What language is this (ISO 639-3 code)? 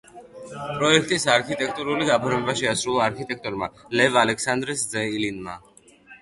kat